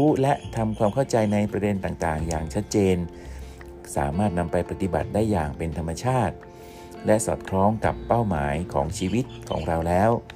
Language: Thai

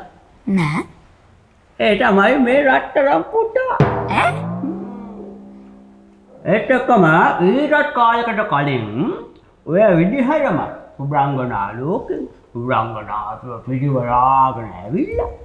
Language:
Hindi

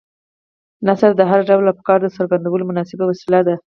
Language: Pashto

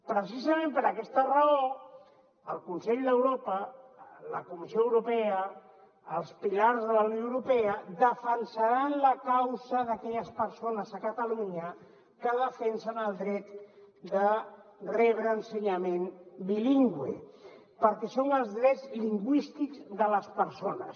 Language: Catalan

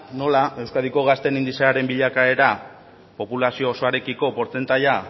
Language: Basque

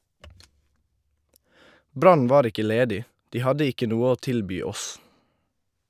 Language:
Norwegian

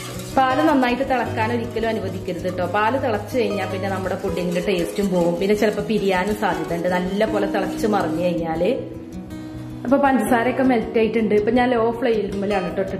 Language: Romanian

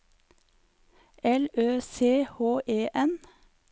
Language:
Norwegian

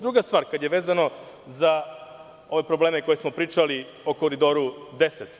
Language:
Serbian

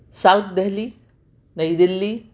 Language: Urdu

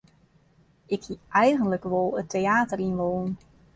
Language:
Western Frisian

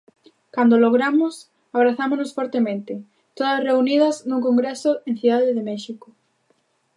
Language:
Galician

